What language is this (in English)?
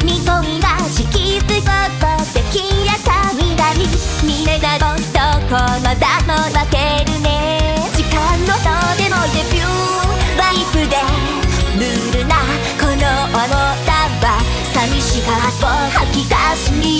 Japanese